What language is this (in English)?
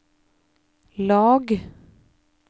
Norwegian